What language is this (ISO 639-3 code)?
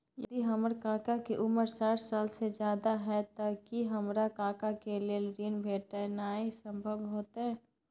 mai